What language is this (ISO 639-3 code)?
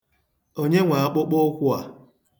ibo